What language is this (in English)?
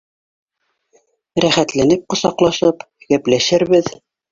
Bashkir